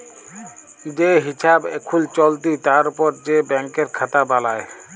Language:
Bangla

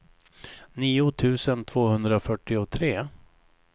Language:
Swedish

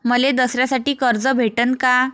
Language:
Marathi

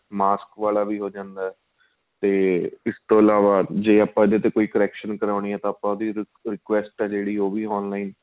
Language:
Punjabi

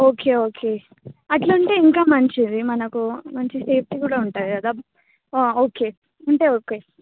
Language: Telugu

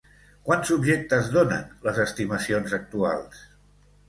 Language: Catalan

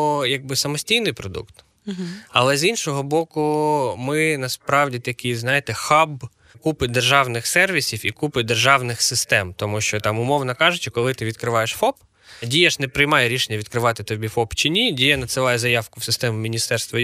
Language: Ukrainian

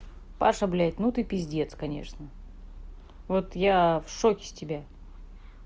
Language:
Russian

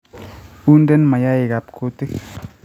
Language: Kalenjin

